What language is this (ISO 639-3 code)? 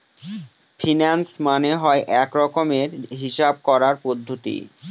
ben